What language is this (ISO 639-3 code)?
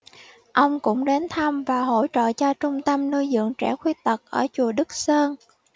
vie